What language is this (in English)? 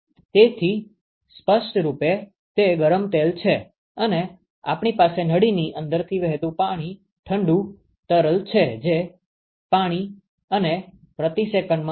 Gujarati